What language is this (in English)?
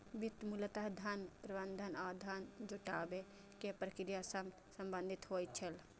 Maithili